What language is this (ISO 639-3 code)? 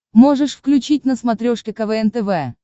rus